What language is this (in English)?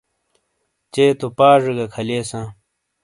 Shina